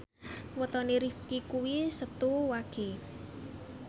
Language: Javanese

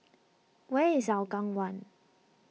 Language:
English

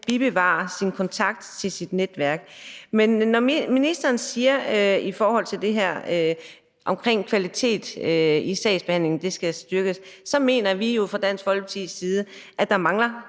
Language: Danish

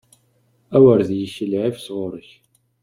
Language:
Kabyle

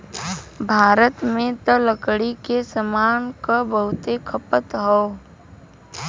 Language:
Bhojpuri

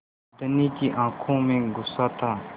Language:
Hindi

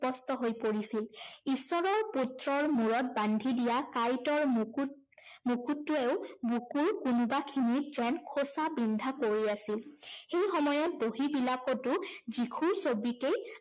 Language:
Assamese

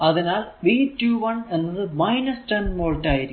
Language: Malayalam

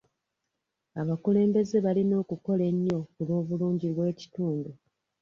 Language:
Ganda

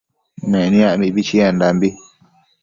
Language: Matsés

